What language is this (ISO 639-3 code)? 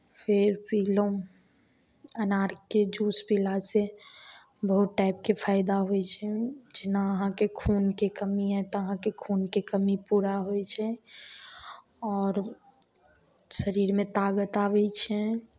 mai